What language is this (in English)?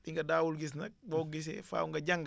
Wolof